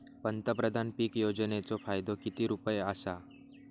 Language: Marathi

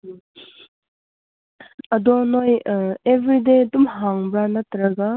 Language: Manipuri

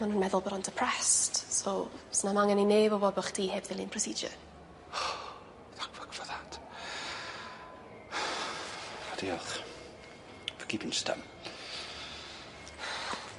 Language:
Welsh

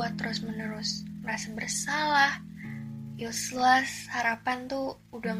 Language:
Indonesian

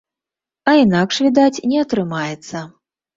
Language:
Belarusian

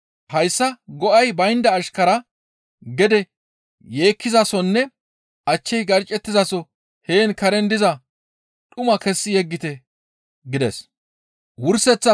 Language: Gamo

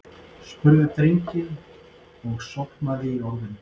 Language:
Icelandic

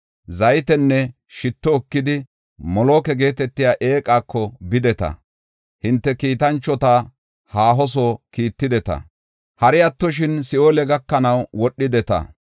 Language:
Gofa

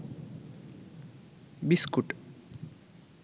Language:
Bangla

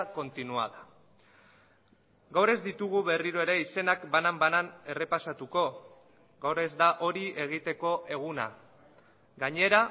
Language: Basque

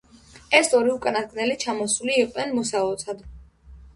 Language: Georgian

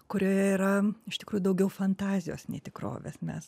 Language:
Lithuanian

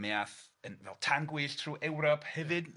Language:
Welsh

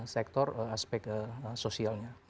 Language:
Indonesian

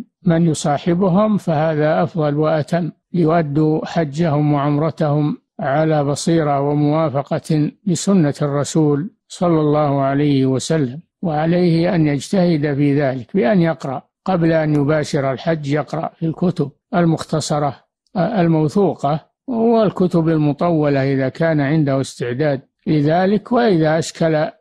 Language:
Arabic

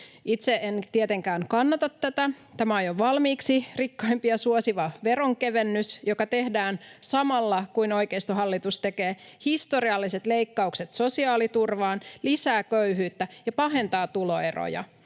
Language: Finnish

